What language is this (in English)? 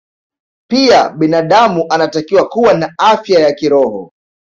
Swahili